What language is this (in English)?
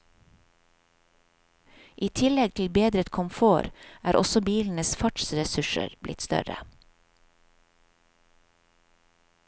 Norwegian